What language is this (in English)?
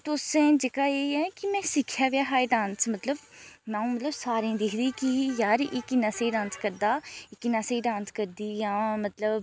Dogri